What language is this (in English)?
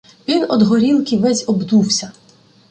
Ukrainian